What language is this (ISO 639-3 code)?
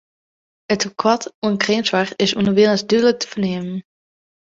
fry